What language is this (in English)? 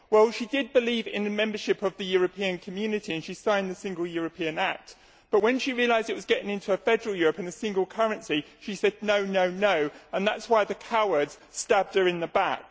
English